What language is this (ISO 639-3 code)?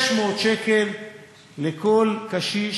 heb